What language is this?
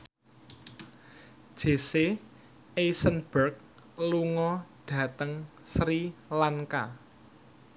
Javanese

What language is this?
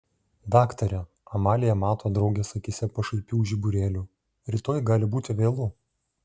Lithuanian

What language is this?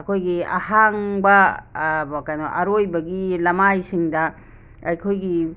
Manipuri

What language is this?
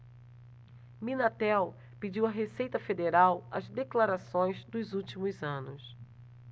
Portuguese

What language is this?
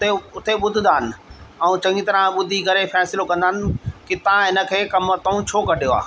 Sindhi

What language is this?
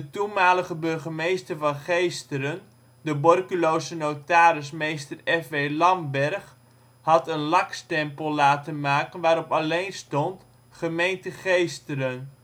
Dutch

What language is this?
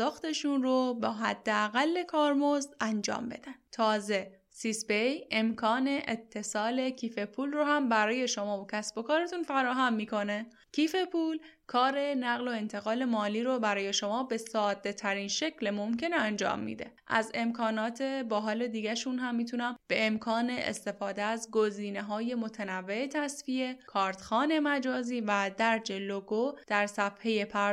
Persian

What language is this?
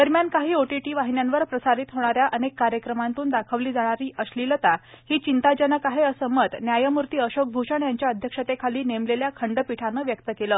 Marathi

